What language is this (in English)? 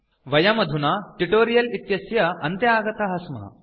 Sanskrit